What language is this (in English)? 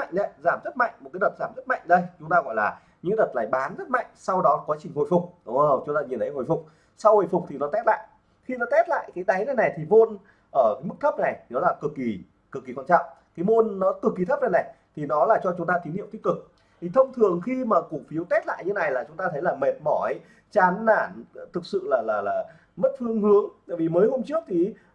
Vietnamese